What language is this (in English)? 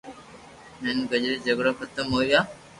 Loarki